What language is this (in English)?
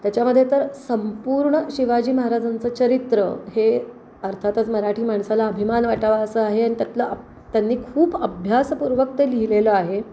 Marathi